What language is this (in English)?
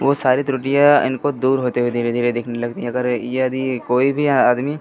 Hindi